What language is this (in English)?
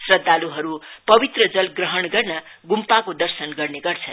Nepali